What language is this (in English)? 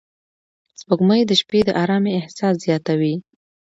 Pashto